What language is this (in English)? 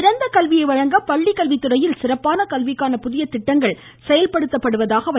Tamil